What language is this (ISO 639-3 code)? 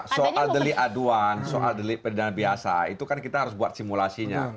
ind